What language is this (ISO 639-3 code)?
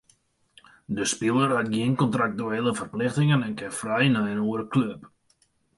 fry